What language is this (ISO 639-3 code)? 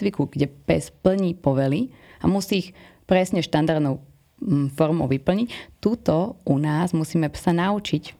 slk